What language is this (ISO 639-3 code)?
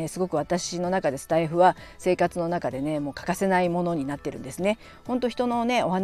jpn